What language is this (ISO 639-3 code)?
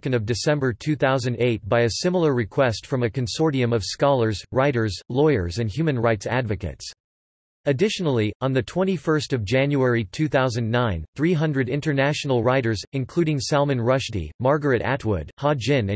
eng